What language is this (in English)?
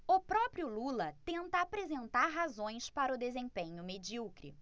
Portuguese